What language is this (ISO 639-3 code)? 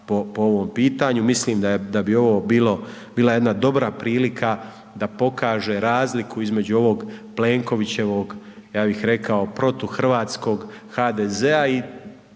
hrv